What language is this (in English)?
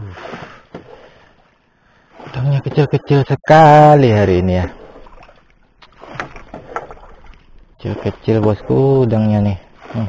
Indonesian